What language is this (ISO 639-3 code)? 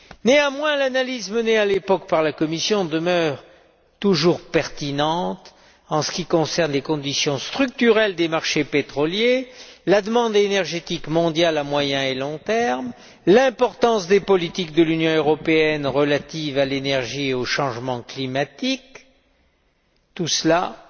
fra